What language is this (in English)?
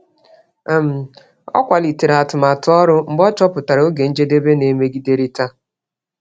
Igbo